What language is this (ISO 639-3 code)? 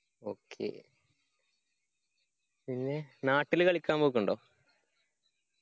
mal